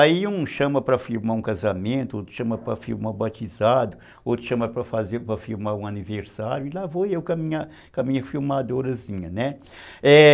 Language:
Portuguese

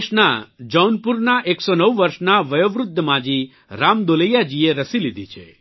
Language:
Gujarati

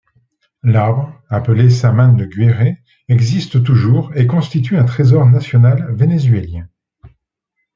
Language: French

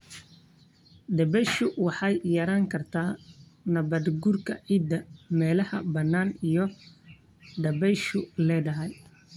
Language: Somali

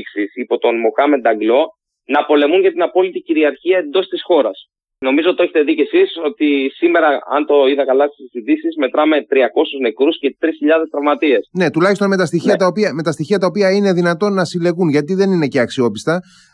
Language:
Greek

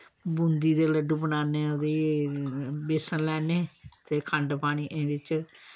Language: Dogri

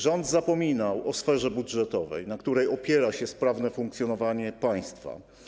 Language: Polish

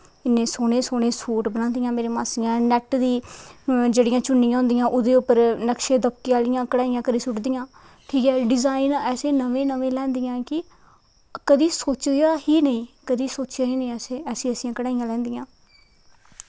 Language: Dogri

